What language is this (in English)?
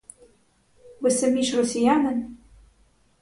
Ukrainian